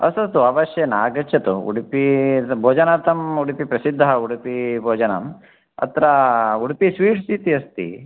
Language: Sanskrit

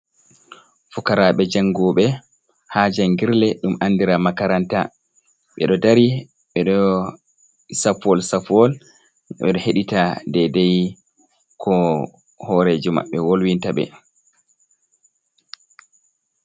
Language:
Fula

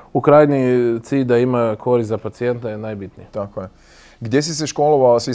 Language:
Croatian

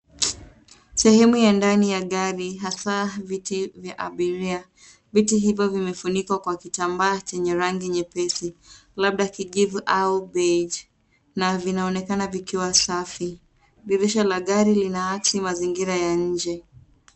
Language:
Swahili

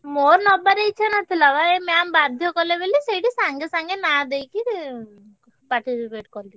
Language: Odia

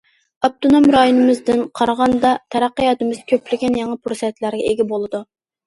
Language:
Uyghur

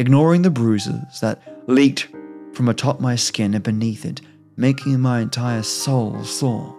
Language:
English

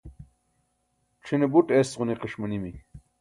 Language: Burushaski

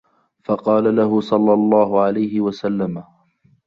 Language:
Arabic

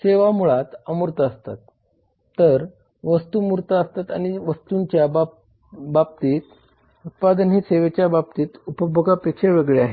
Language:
Marathi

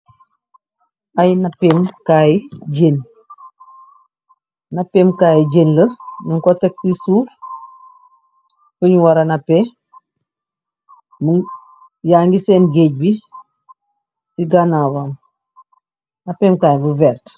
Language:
Wolof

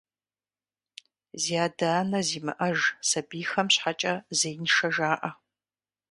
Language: Kabardian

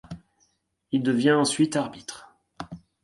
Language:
French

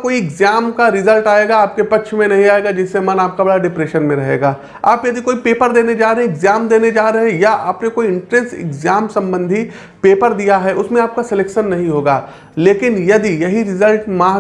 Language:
Hindi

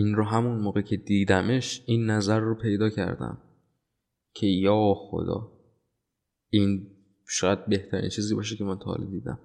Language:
Persian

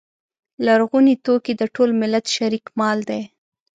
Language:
Pashto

